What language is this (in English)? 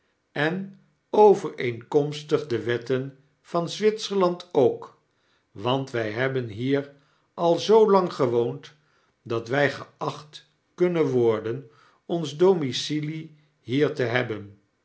Dutch